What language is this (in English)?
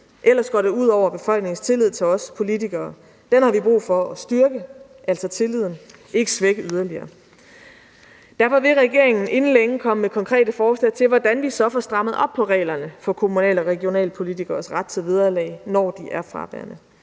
Danish